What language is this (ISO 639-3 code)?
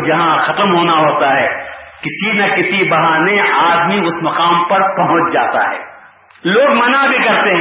urd